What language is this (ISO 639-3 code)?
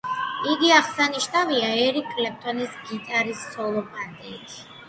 kat